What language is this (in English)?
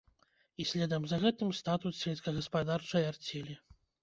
Belarusian